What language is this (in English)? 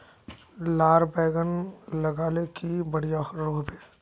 Magahi